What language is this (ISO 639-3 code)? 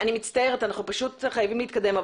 heb